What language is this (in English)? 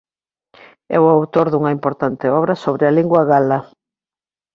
Galician